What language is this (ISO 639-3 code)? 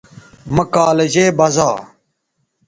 btv